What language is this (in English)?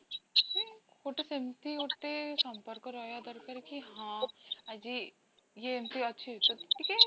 Odia